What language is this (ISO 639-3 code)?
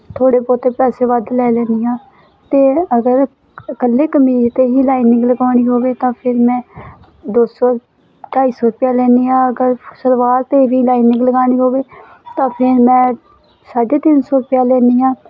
pan